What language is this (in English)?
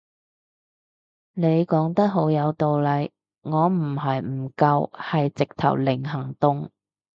Cantonese